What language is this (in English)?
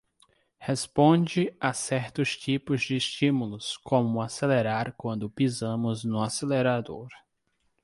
Portuguese